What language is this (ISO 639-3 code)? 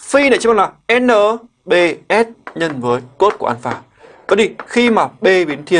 vie